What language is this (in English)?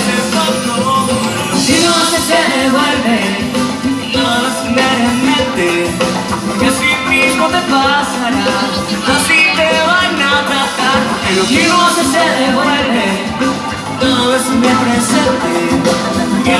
Spanish